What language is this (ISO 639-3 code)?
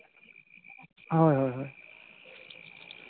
sat